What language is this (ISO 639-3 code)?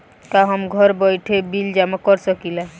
bho